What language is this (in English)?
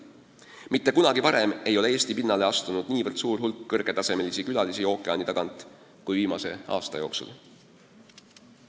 Estonian